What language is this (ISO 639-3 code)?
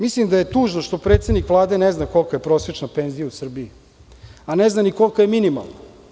srp